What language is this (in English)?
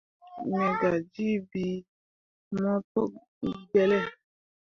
Mundang